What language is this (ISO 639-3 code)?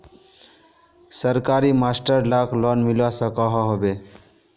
mag